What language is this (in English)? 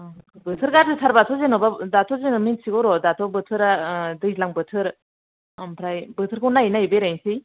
Bodo